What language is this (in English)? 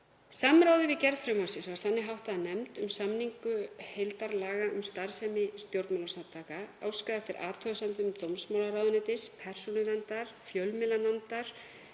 Icelandic